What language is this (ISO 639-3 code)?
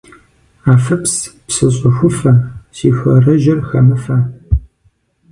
kbd